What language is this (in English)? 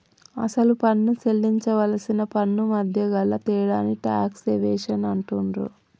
Telugu